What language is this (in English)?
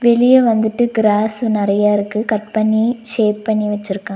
Tamil